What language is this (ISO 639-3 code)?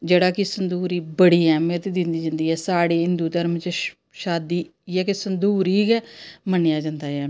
doi